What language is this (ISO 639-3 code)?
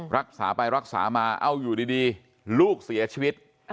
tha